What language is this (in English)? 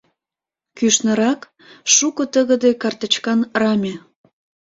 Mari